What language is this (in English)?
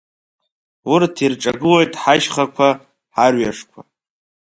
Abkhazian